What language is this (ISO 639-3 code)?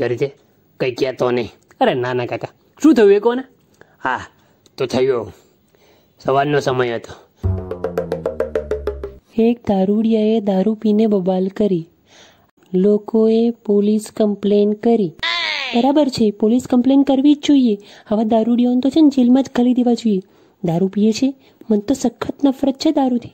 guj